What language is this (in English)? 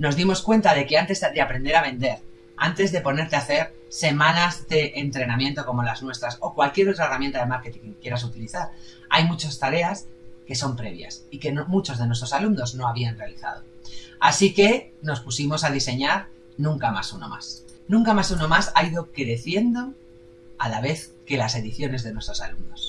Spanish